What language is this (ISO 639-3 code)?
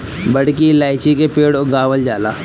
bho